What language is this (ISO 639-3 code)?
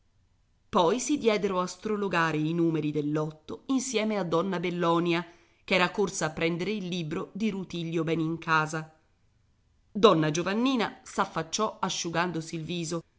ita